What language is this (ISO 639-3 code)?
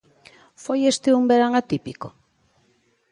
glg